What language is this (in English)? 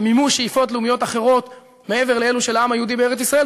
Hebrew